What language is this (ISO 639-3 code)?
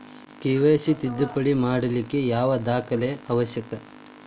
kan